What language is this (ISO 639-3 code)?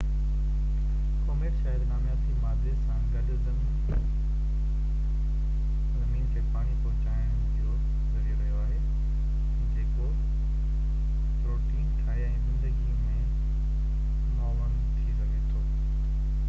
snd